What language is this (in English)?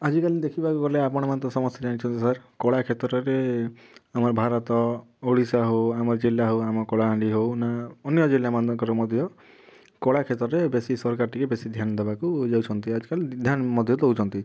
Odia